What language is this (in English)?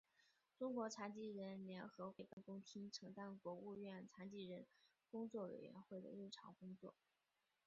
Chinese